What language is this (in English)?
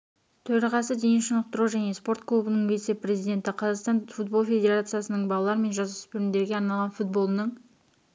Kazakh